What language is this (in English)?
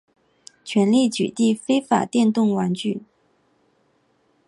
Chinese